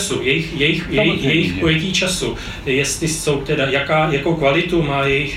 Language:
Czech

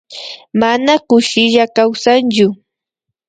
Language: Imbabura Highland Quichua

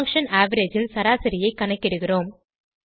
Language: Tamil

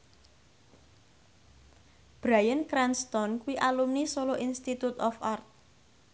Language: Javanese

